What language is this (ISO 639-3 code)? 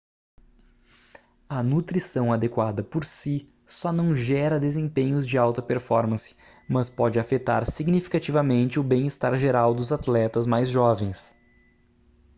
por